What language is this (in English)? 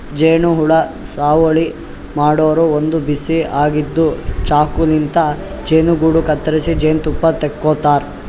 Kannada